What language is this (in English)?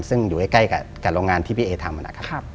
Thai